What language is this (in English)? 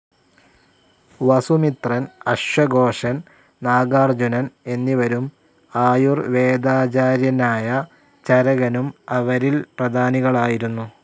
Malayalam